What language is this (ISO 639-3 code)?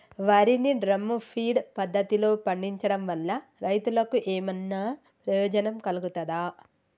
tel